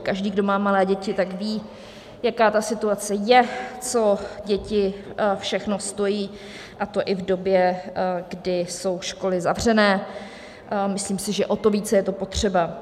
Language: Czech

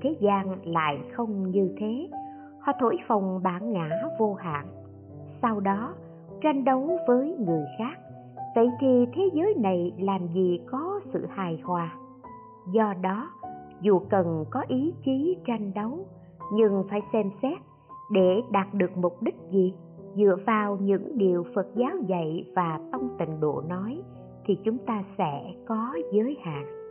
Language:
Vietnamese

